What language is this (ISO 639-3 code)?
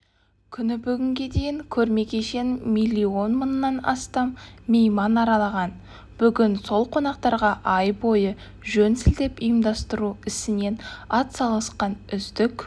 kaz